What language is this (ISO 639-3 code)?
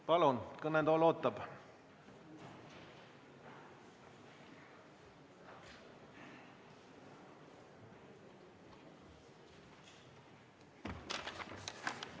est